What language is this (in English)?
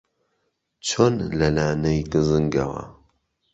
Central Kurdish